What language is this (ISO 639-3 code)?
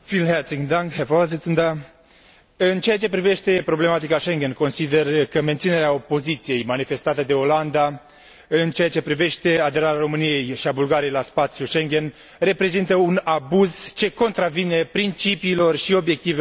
ron